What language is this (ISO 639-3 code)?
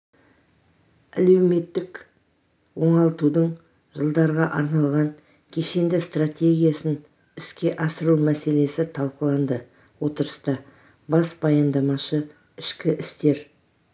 kaz